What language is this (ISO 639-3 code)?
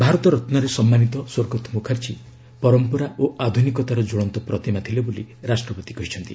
ori